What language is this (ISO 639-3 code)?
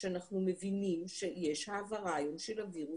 heb